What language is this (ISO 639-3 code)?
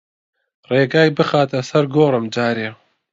ckb